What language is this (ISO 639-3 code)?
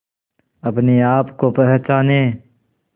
hin